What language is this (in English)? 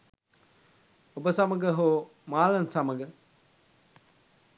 Sinhala